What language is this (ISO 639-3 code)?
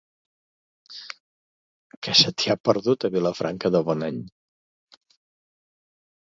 cat